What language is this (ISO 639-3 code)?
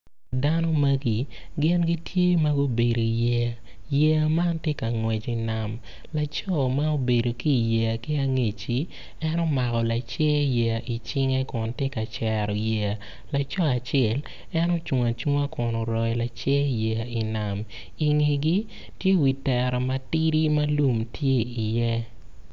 ach